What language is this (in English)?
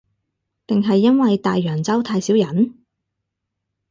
Cantonese